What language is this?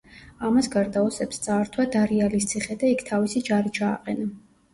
Georgian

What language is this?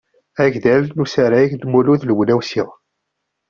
Kabyle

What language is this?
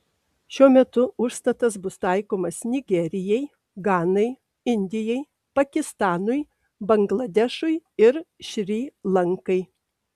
Lithuanian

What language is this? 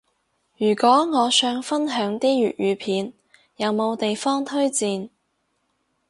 Cantonese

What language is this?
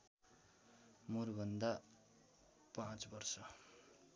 Nepali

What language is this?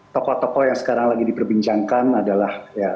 Indonesian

